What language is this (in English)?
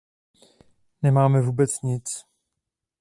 Czech